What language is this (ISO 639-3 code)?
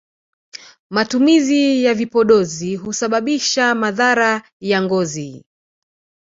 swa